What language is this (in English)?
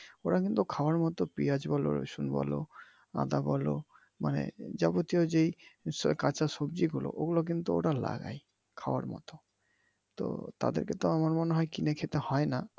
Bangla